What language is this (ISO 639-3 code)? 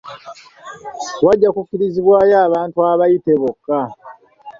lug